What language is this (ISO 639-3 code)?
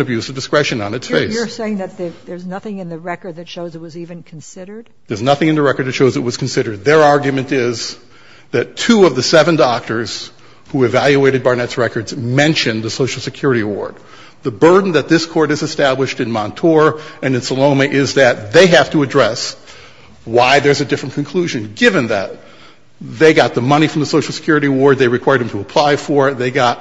eng